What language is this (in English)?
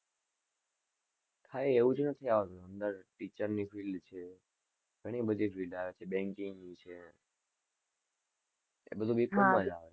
Gujarati